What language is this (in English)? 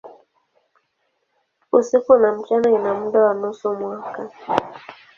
Swahili